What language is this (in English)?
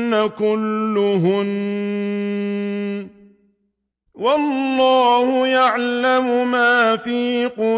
Arabic